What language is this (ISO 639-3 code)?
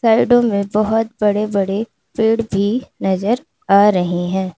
hin